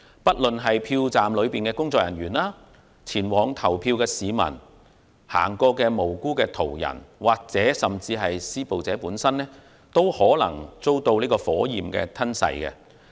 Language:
Cantonese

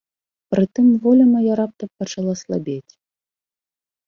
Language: Belarusian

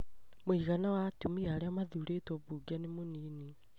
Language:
Kikuyu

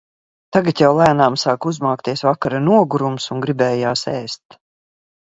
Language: Latvian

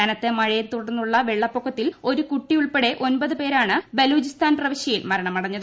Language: Malayalam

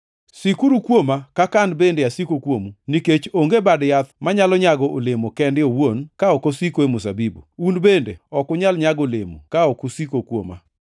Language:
Luo (Kenya and Tanzania)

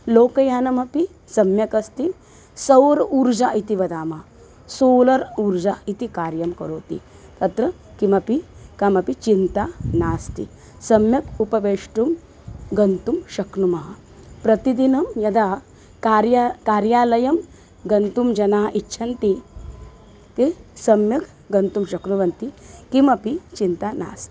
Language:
Sanskrit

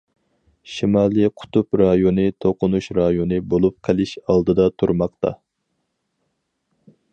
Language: Uyghur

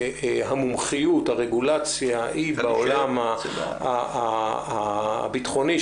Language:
Hebrew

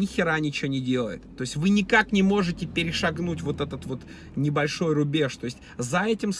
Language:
Russian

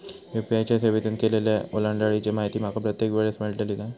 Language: Marathi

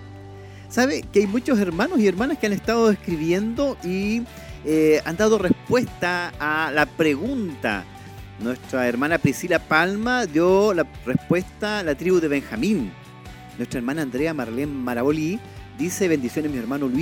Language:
Spanish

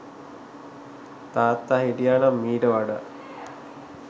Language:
Sinhala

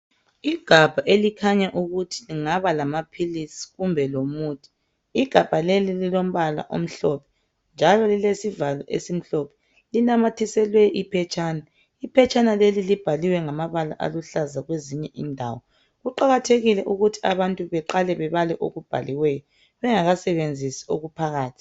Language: North Ndebele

